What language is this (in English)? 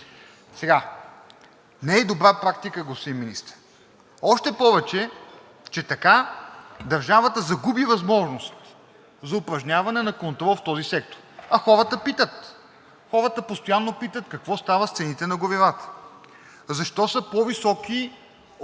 Bulgarian